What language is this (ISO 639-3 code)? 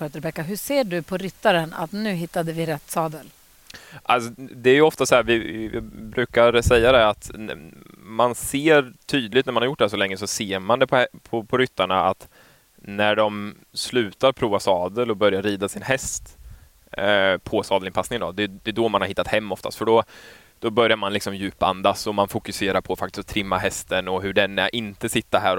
swe